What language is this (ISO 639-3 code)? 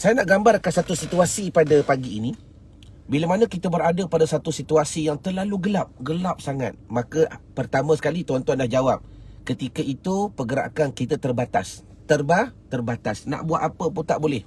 msa